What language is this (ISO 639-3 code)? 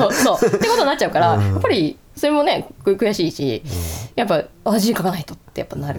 jpn